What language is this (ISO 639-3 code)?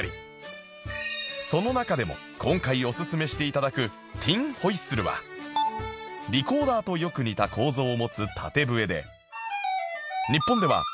jpn